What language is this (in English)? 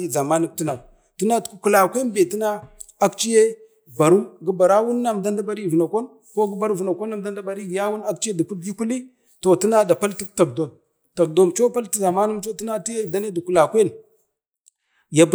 Bade